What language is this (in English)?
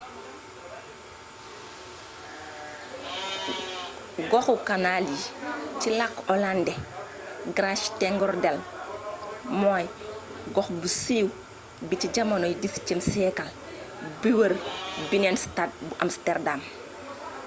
Wolof